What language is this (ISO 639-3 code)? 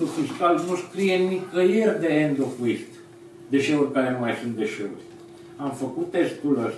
ron